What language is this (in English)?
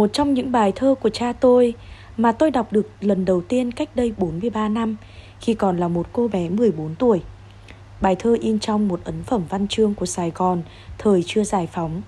Vietnamese